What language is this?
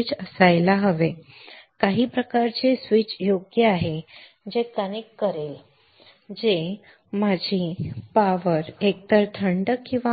Marathi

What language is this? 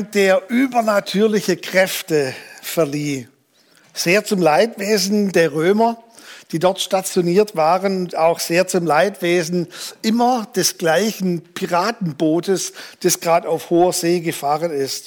German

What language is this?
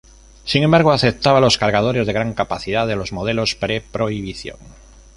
Spanish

